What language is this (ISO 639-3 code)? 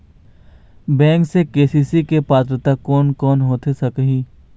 hne